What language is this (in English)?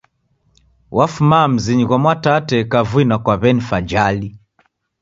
Taita